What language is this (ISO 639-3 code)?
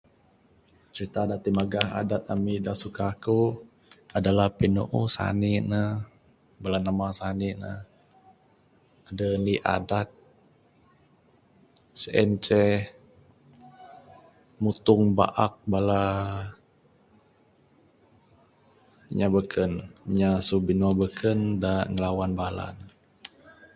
sdo